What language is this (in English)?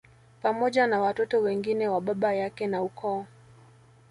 Swahili